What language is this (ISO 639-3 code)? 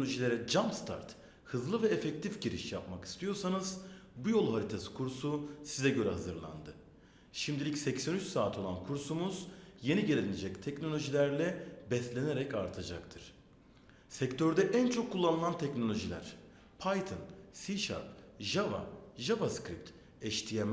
tur